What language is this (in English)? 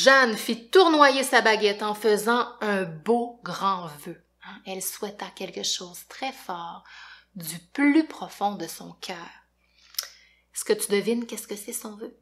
French